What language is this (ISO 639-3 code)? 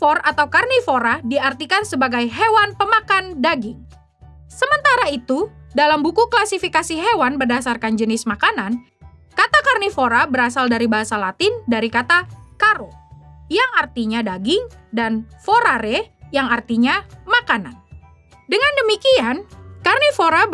ind